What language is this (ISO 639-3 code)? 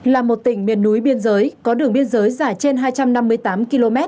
vie